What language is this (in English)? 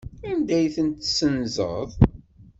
Kabyle